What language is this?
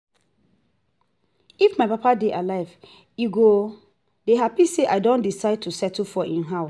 Nigerian Pidgin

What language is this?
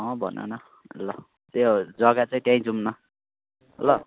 Nepali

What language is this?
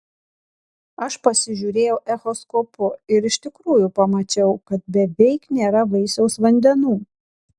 Lithuanian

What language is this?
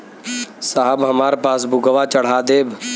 Bhojpuri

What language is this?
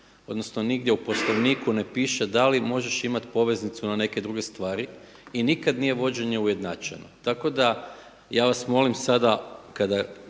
Croatian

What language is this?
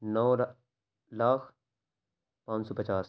Urdu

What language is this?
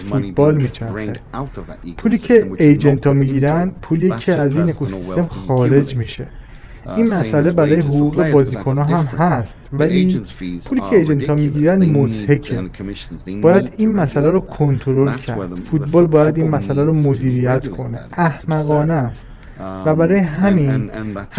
Persian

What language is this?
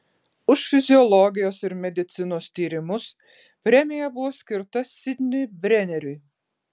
Lithuanian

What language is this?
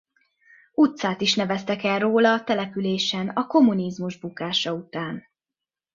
Hungarian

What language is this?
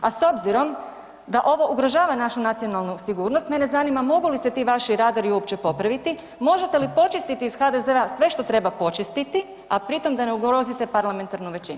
Croatian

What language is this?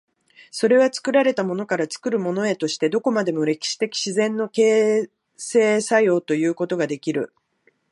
Japanese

